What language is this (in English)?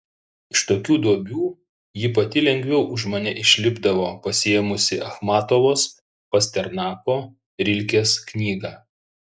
Lithuanian